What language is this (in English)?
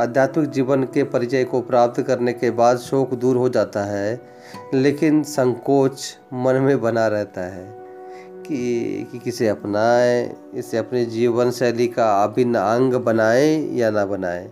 Hindi